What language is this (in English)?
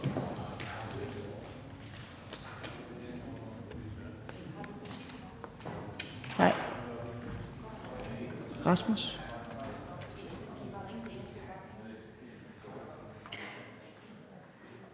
Danish